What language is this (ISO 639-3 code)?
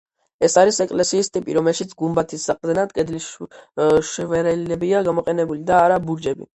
kat